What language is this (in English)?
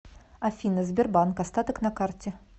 Russian